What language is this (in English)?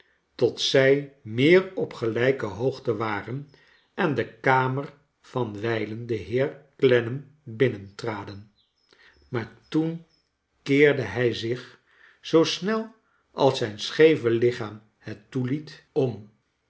Dutch